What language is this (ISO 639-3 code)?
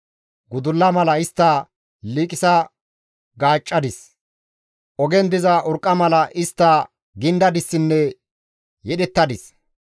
gmv